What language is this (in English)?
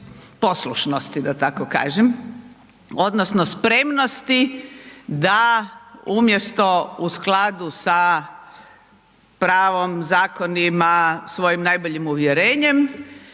Croatian